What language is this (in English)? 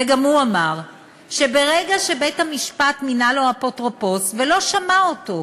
Hebrew